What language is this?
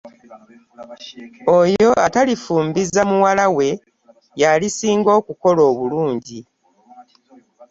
Ganda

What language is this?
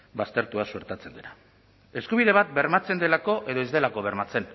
Basque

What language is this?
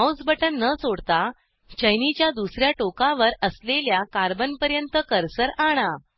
Marathi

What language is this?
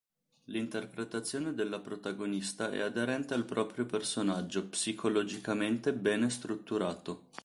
Italian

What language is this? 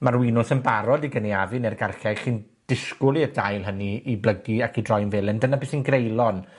Welsh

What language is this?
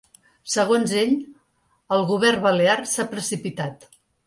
Catalan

